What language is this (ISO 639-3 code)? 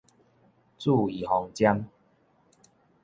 nan